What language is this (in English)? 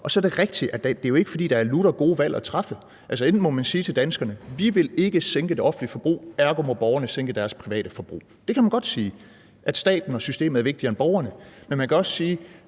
Danish